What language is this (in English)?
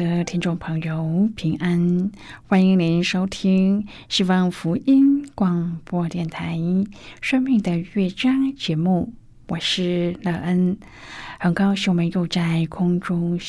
Chinese